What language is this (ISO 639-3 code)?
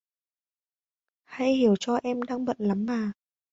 vie